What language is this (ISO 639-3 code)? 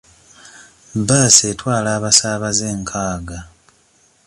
lug